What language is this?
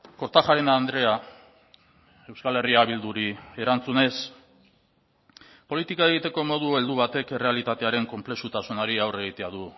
Basque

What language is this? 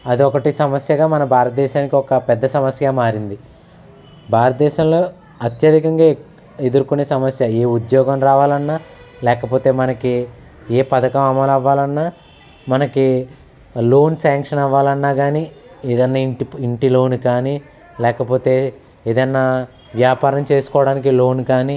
Telugu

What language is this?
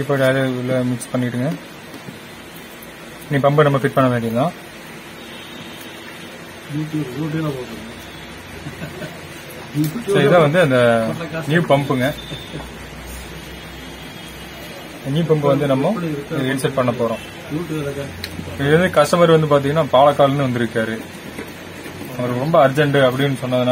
Tamil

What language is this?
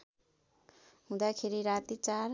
Nepali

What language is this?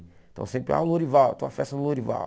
Portuguese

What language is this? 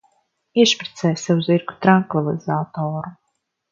Latvian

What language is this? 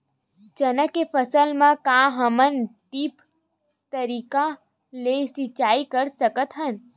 Chhattisgarhi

